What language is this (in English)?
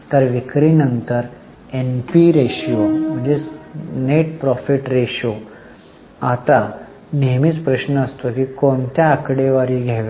Marathi